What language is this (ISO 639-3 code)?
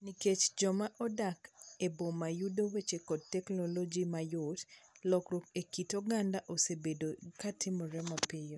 luo